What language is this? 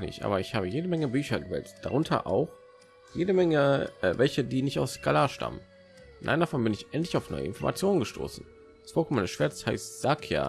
German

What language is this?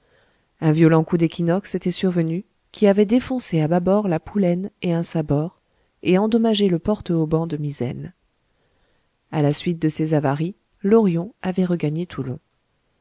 French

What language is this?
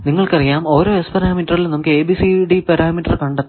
Malayalam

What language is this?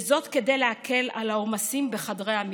Hebrew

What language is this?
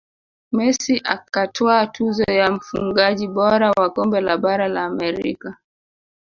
Swahili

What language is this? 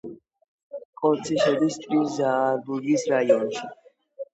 Georgian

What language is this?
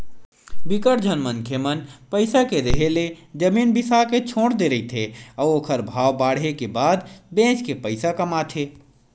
Chhattisgarhi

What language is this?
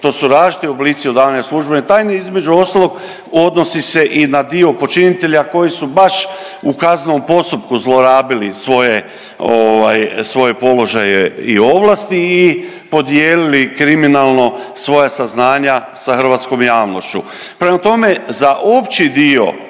Croatian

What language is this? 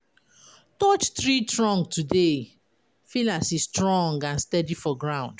Nigerian Pidgin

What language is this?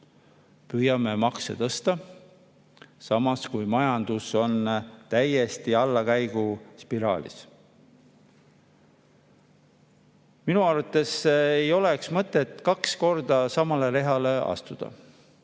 Estonian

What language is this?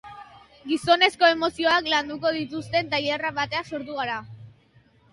Basque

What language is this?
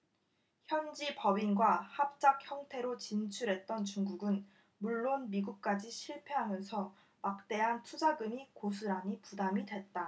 Korean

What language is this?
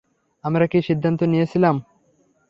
Bangla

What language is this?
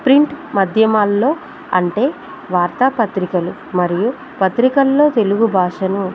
Telugu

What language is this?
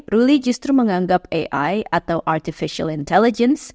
Indonesian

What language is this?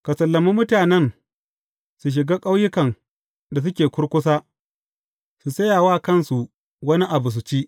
Hausa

